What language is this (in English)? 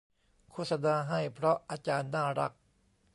Thai